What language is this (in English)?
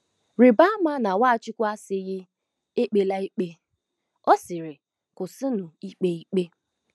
Igbo